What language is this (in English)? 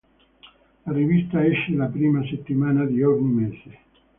Italian